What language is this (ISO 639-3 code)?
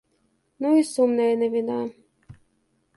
bel